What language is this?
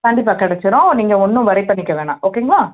Tamil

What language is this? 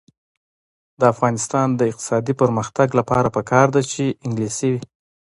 Pashto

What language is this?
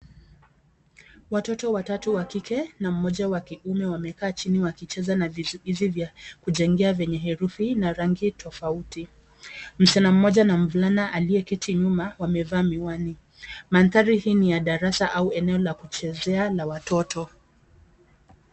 Swahili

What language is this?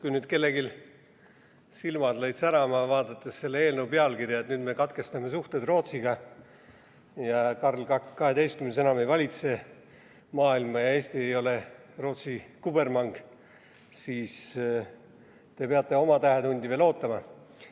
Estonian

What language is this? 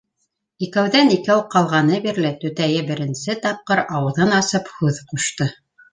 Bashkir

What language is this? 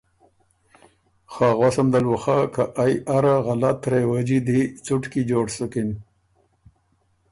Ormuri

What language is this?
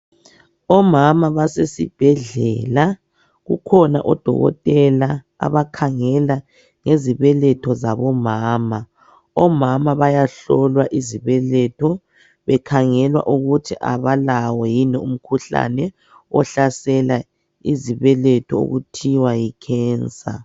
North Ndebele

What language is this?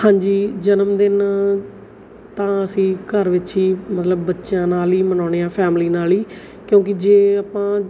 Punjabi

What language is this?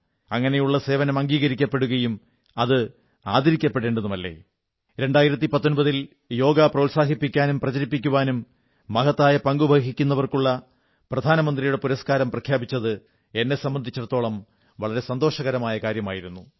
Malayalam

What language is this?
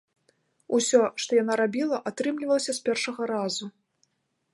Belarusian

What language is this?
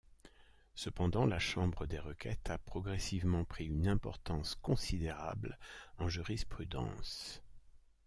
French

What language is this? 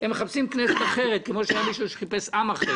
Hebrew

